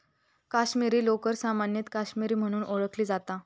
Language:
Marathi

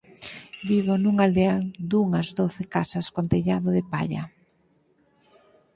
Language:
Galician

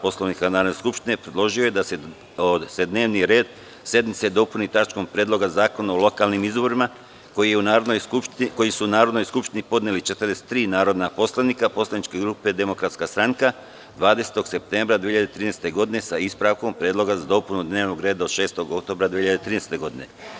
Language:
Serbian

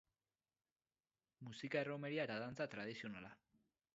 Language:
Basque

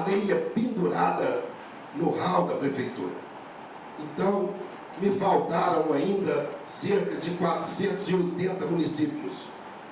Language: Portuguese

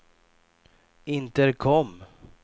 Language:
Swedish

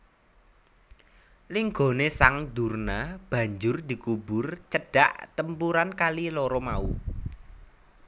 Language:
Javanese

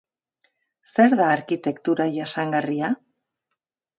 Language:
Basque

